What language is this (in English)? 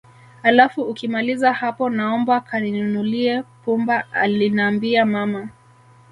Swahili